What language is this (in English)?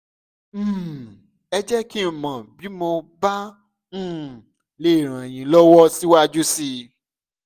Yoruba